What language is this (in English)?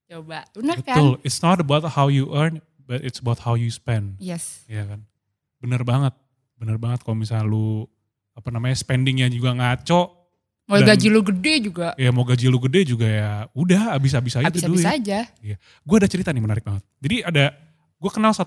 Indonesian